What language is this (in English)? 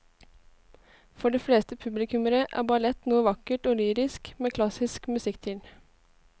Norwegian